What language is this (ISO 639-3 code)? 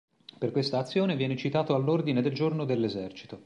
ita